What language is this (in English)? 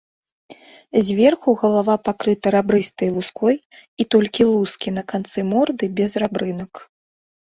Belarusian